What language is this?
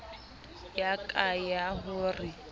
Southern Sotho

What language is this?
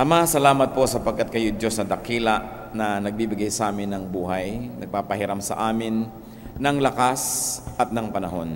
Filipino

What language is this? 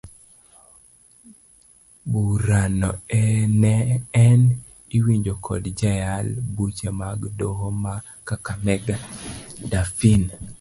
Luo (Kenya and Tanzania)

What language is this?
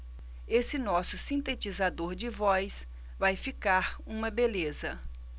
Portuguese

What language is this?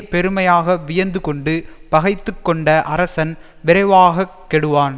Tamil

